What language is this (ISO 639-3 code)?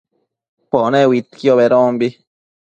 mcf